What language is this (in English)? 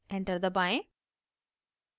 Hindi